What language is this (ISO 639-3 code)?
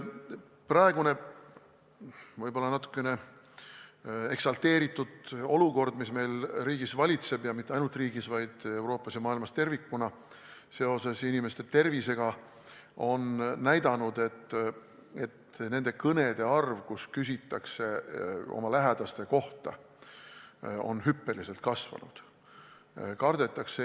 est